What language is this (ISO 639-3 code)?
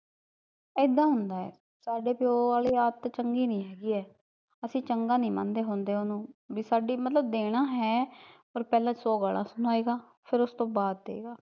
pan